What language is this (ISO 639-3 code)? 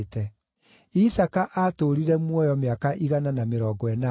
kik